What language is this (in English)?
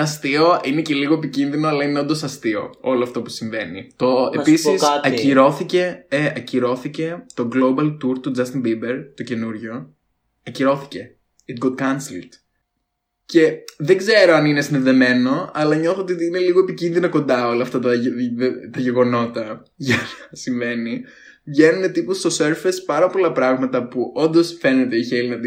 Greek